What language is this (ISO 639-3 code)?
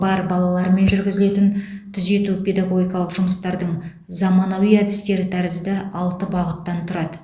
kaz